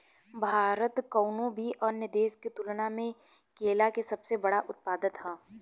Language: Bhojpuri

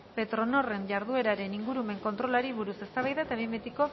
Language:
Basque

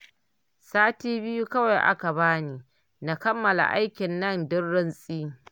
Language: Hausa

